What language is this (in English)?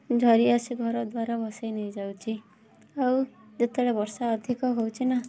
Odia